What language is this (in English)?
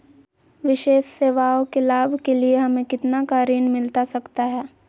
Magahi